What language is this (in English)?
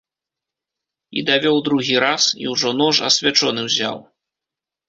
Belarusian